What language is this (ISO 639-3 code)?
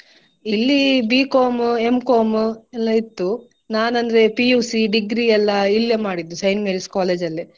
kan